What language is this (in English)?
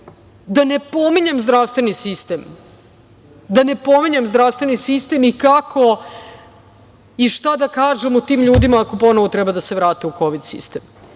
Serbian